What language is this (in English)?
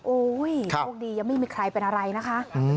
Thai